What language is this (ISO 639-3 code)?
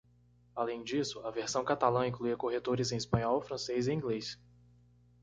por